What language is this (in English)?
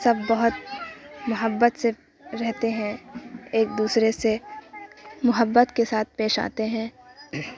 Urdu